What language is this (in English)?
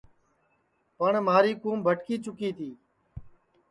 Sansi